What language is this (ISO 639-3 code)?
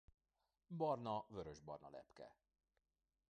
hun